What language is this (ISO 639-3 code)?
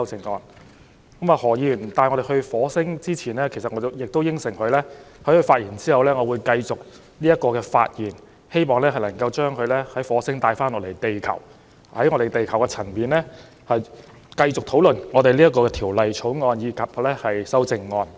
yue